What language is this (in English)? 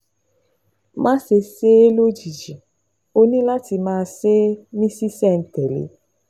Yoruba